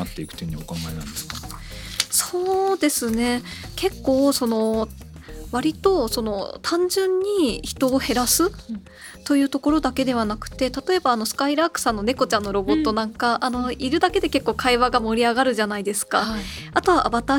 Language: Japanese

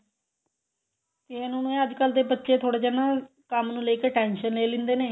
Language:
Punjabi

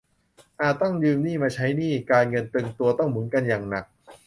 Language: Thai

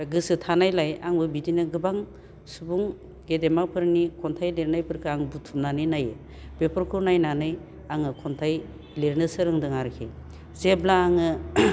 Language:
Bodo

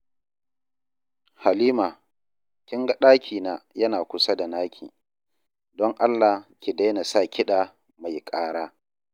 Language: Hausa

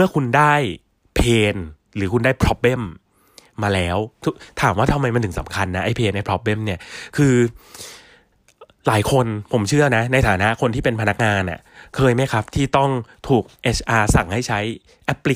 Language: Thai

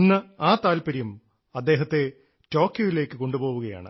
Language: Malayalam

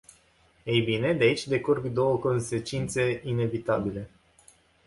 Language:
Romanian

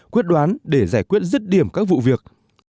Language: Vietnamese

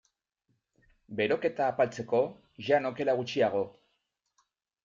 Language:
Basque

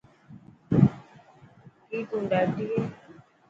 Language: Dhatki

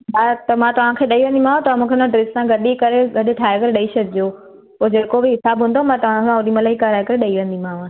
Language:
Sindhi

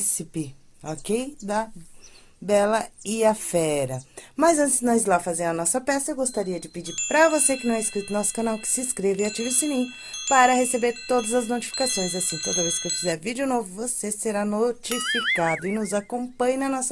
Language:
Portuguese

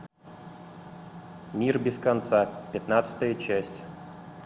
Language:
Russian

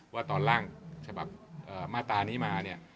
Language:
Thai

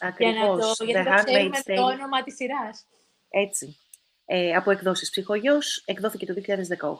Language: Greek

